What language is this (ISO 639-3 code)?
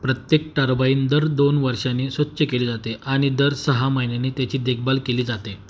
mar